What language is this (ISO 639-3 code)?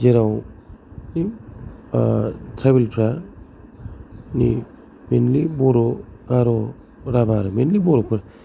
brx